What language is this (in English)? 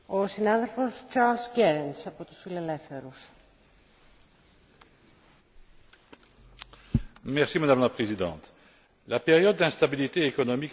French